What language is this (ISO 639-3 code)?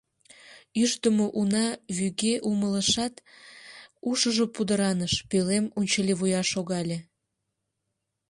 chm